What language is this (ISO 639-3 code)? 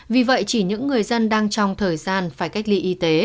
vie